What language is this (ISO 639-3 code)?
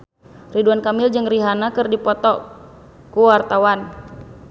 sun